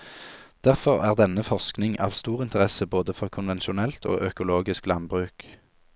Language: Norwegian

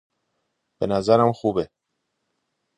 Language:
Persian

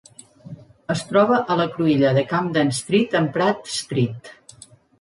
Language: Catalan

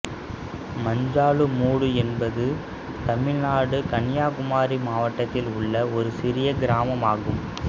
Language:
Tamil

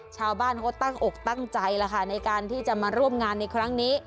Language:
Thai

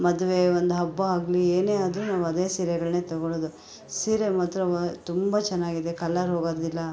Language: Kannada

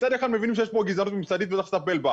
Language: Hebrew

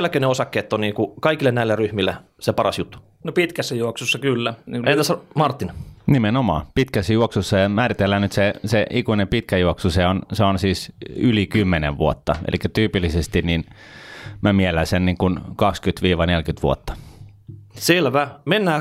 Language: Finnish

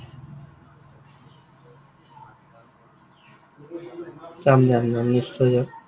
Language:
Assamese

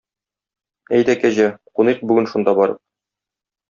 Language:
Tatar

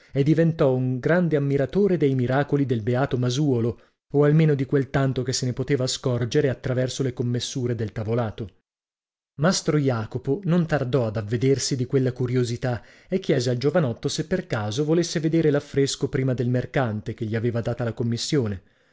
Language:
Italian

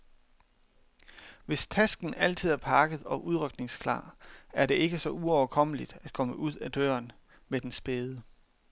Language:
Danish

